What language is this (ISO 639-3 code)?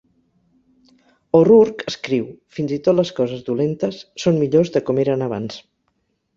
cat